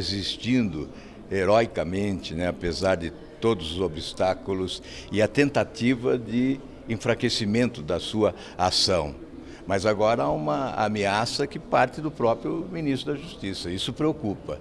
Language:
Portuguese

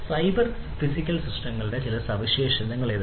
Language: Malayalam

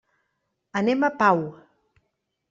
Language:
Catalan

